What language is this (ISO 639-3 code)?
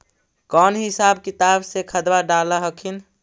mag